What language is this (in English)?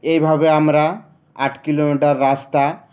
Bangla